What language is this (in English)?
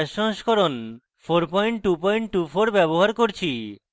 Bangla